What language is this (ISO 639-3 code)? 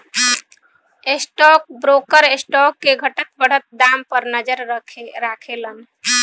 bho